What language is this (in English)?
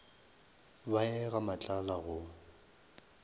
Northern Sotho